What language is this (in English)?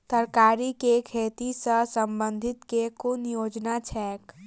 Maithili